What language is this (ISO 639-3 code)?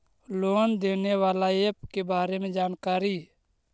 mag